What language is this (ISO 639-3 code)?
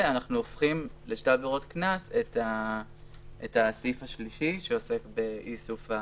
heb